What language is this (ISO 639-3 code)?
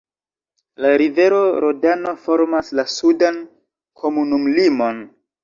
epo